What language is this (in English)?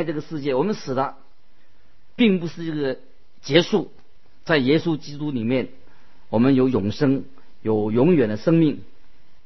Chinese